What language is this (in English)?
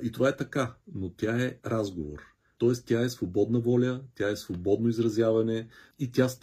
Bulgarian